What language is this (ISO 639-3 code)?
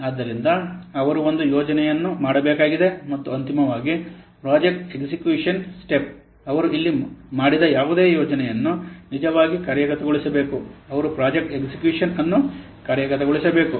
kan